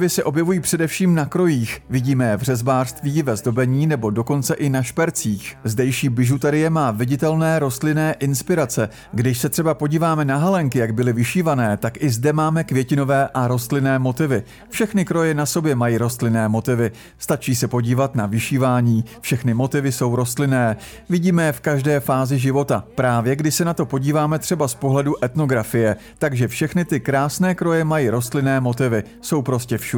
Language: Czech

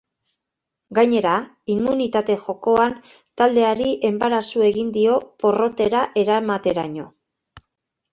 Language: Basque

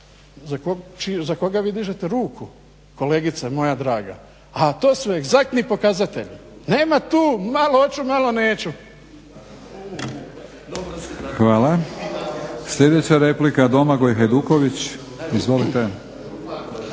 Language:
Croatian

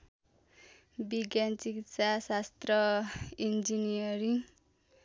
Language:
Nepali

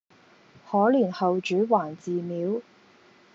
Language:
Cantonese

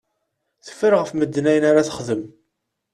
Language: Kabyle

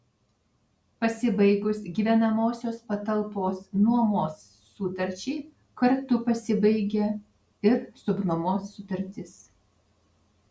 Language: Lithuanian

